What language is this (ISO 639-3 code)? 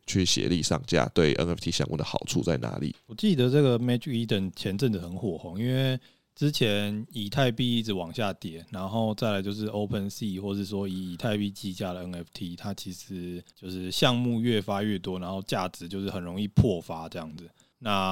zho